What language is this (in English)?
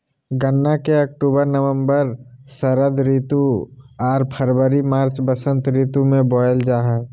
Magahi